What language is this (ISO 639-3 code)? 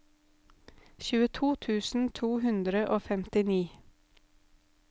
nor